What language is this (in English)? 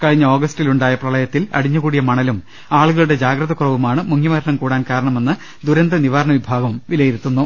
Malayalam